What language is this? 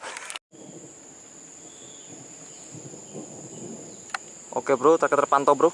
Indonesian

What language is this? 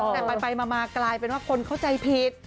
Thai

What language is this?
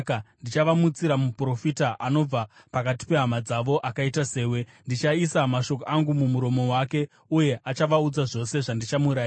Shona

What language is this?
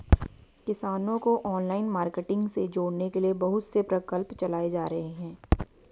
Hindi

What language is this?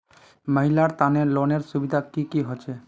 Magahi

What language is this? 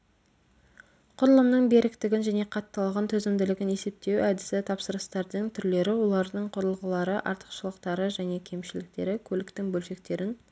Kazakh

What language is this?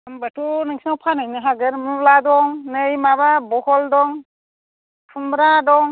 Bodo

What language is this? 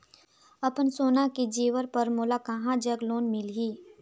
Chhattisgarhi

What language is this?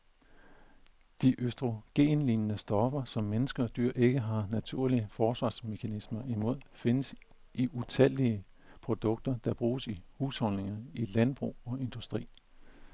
Danish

